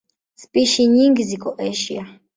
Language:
Swahili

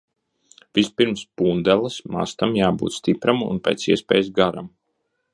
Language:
Latvian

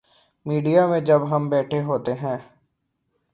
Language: Urdu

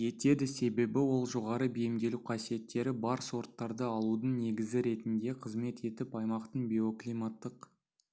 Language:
Kazakh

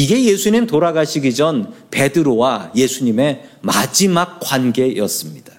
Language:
Korean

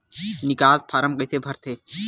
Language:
Chhattisgarhi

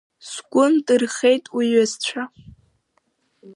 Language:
Abkhazian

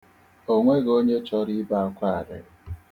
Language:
Igbo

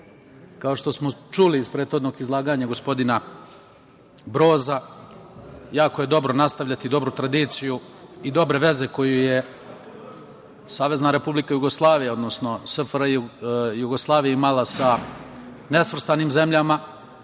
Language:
Serbian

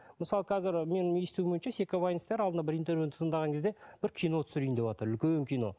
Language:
Kazakh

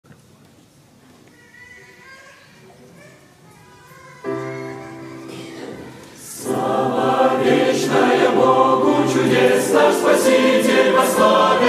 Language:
Romanian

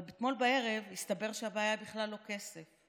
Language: Hebrew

